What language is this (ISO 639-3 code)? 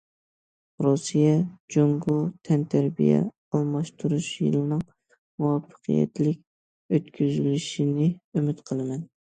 uig